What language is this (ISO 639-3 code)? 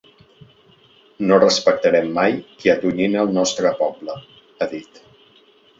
cat